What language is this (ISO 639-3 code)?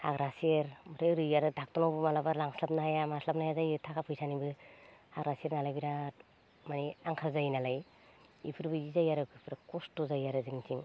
brx